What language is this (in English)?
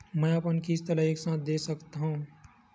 Chhattisgarhi